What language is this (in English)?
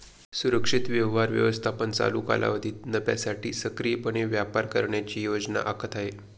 Marathi